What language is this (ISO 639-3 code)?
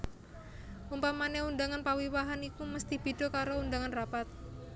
jav